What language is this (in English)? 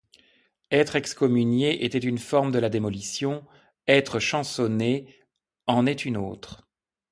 French